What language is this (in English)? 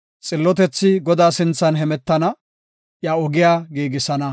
Gofa